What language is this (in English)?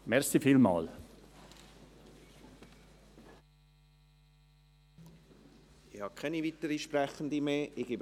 Swiss German